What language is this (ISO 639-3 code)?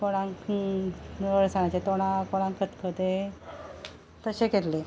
kok